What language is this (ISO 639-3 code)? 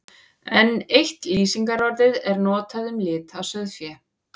isl